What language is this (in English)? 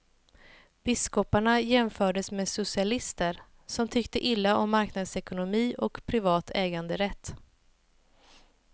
Swedish